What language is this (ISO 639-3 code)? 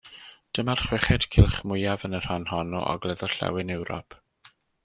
cym